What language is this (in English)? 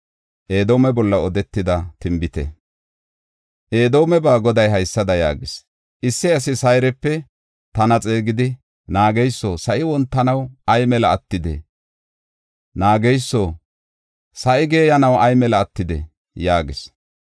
Gofa